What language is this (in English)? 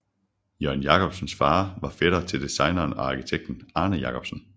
Danish